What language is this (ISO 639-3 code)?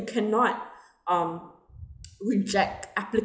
eng